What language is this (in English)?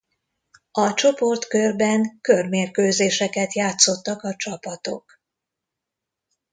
Hungarian